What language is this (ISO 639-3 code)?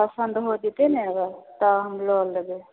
mai